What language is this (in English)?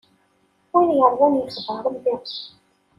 Kabyle